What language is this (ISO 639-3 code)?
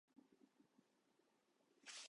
jpn